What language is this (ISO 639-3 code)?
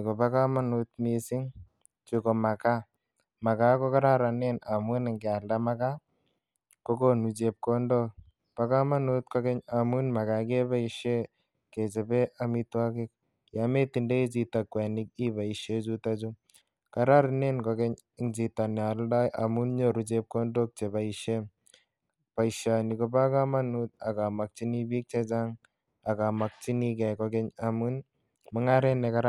kln